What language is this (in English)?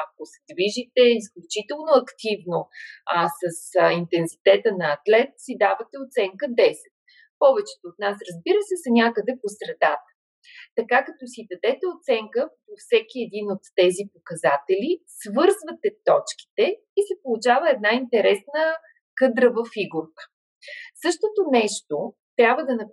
Bulgarian